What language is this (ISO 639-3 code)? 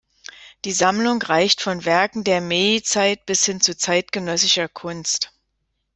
deu